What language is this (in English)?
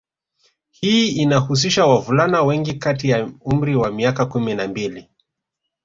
Swahili